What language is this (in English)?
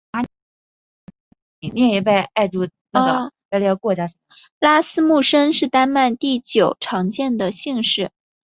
Chinese